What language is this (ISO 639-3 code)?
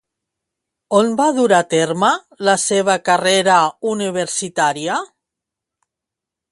cat